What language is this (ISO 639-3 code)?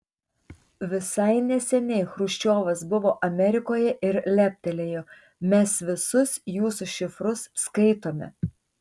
lit